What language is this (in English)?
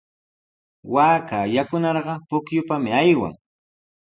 Sihuas Ancash Quechua